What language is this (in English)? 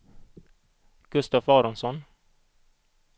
Swedish